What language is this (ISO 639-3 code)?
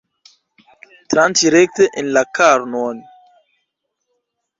epo